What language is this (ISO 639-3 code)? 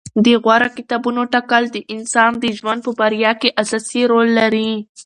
pus